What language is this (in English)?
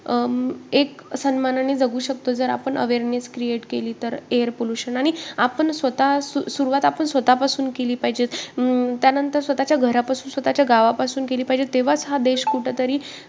Marathi